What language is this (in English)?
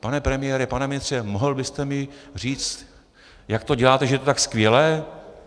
Czech